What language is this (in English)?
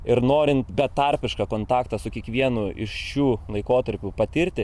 Lithuanian